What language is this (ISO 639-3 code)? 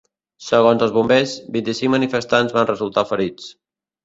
cat